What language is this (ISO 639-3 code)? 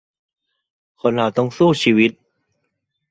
tha